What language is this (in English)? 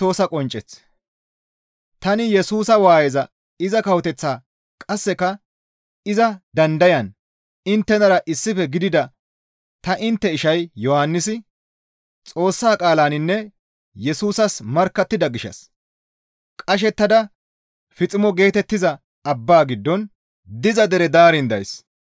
Gamo